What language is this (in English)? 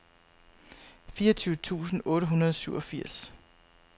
Danish